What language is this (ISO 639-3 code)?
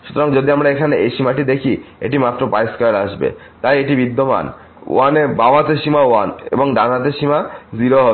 ben